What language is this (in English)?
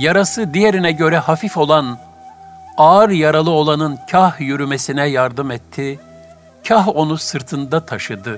Turkish